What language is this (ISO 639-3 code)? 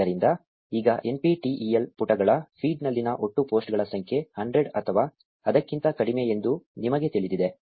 kan